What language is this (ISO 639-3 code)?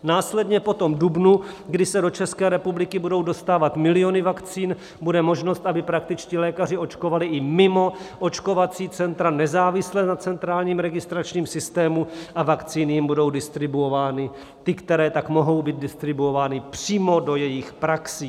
ces